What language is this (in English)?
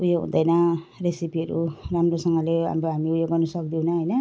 Nepali